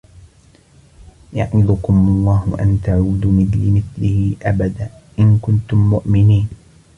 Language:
Arabic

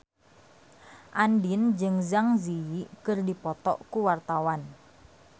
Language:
Sundanese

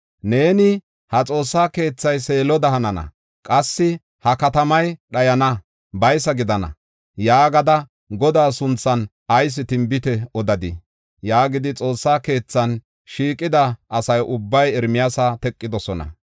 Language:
Gofa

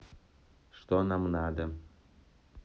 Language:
Russian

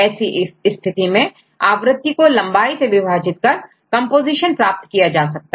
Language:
Hindi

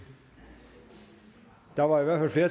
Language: Danish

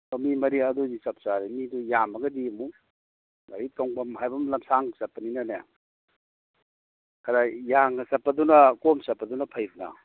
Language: Manipuri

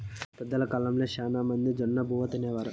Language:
Telugu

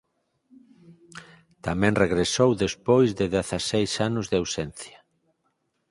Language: Galician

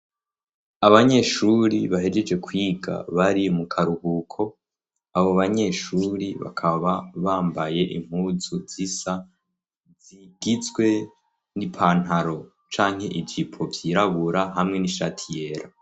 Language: Rundi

